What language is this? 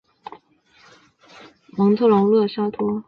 Chinese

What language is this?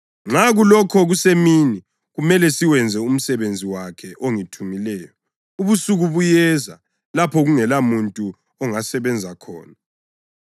North Ndebele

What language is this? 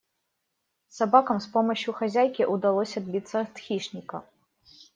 Russian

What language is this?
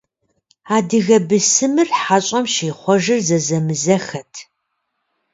Kabardian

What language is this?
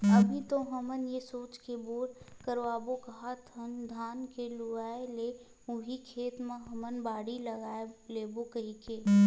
Chhattisgarhi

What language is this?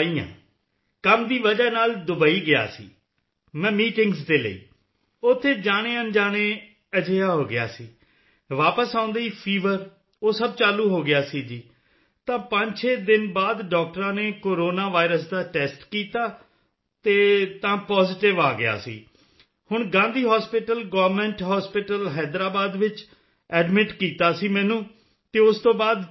Punjabi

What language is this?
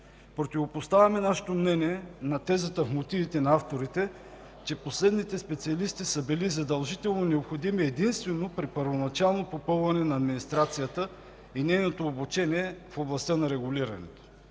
Bulgarian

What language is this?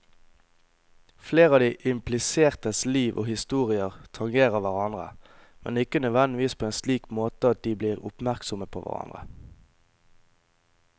Norwegian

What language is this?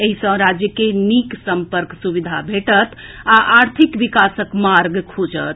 Maithili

